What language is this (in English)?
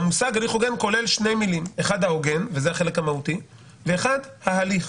Hebrew